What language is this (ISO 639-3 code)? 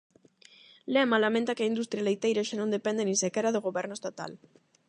glg